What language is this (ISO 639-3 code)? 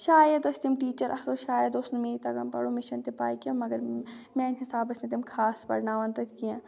kas